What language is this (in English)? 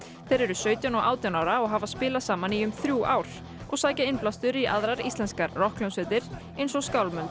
Icelandic